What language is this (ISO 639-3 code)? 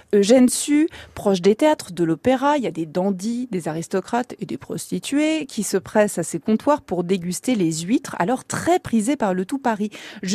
fra